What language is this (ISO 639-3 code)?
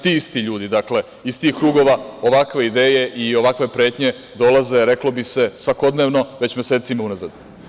srp